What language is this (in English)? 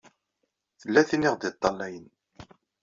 Kabyle